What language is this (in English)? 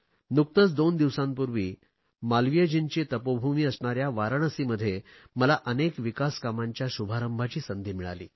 Marathi